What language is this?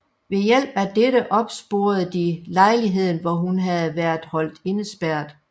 Danish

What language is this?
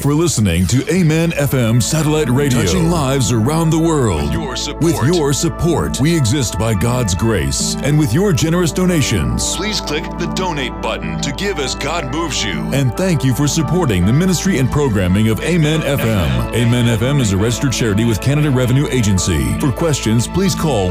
Urdu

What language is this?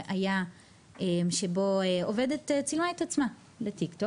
Hebrew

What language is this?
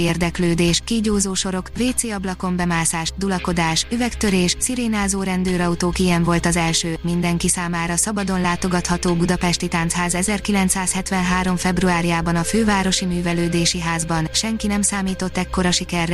Hungarian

